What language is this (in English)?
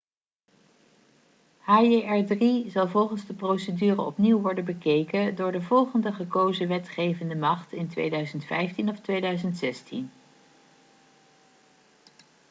Dutch